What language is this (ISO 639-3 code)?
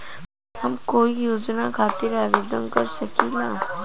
bho